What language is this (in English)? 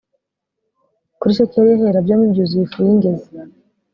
Kinyarwanda